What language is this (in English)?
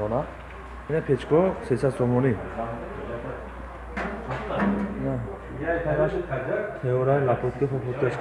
Turkish